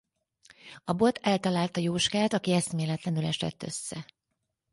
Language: Hungarian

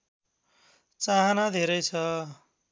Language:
Nepali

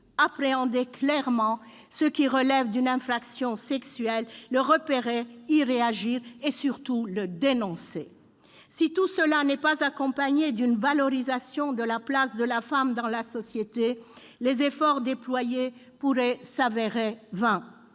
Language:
French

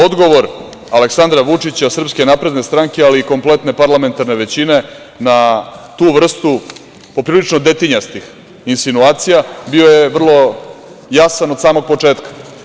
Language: Serbian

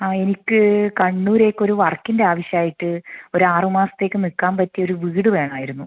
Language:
Malayalam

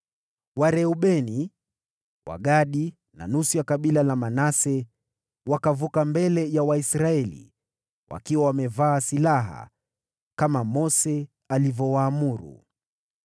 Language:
Swahili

